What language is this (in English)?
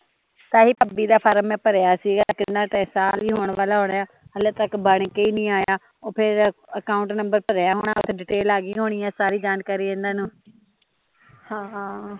Punjabi